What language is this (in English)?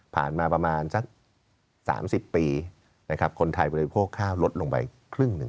Thai